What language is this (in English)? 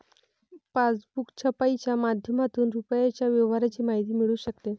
Marathi